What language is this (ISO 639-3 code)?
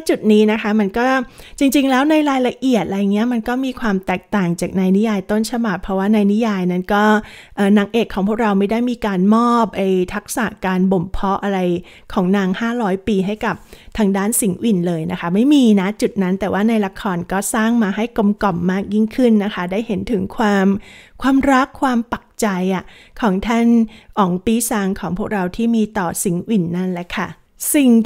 tha